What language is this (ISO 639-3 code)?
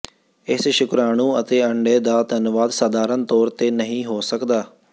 pan